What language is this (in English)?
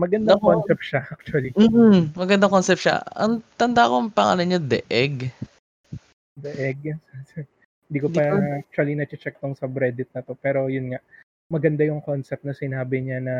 Filipino